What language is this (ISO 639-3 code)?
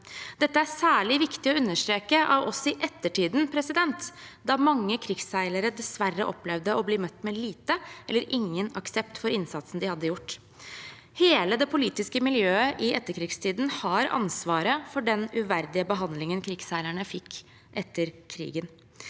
nor